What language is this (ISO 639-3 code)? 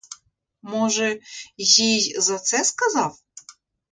ukr